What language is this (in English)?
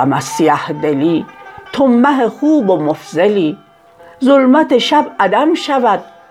Persian